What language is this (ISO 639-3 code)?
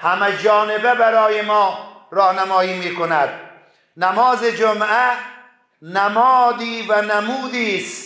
fas